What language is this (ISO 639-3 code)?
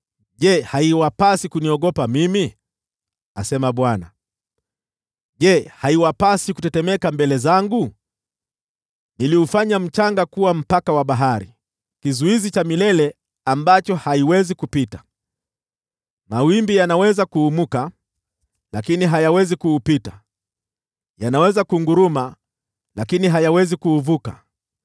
swa